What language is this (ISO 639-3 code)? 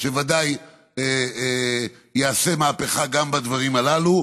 heb